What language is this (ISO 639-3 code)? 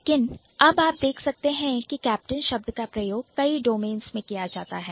hin